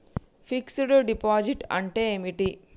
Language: Telugu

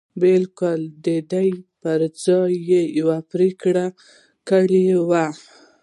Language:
Pashto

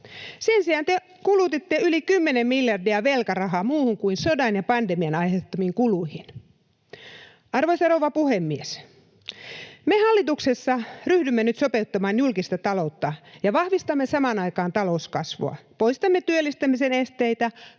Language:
Finnish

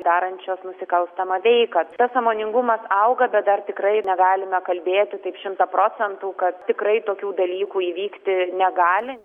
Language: Lithuanian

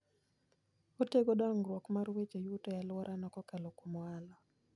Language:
Luo (Kenya and Tanzania)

